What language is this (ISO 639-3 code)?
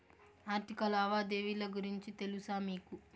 tel